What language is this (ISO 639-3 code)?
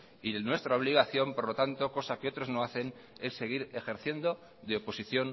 spa